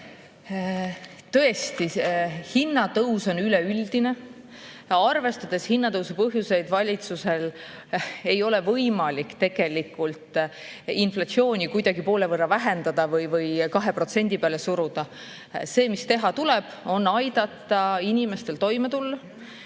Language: Estonian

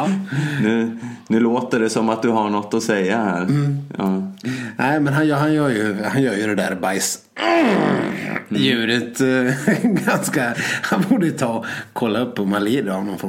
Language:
Swedish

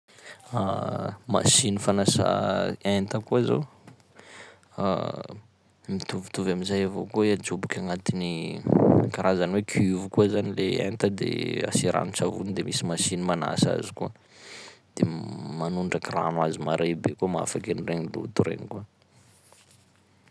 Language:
Sakalava Malagasy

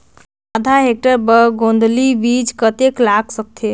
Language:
Chhattisgarhi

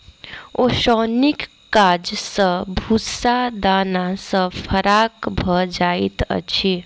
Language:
Maithili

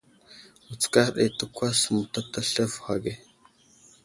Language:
Wuzlam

